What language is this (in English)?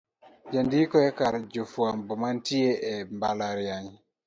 Luo (Kenya and Tanzania)